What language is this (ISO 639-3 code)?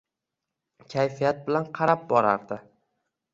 uzb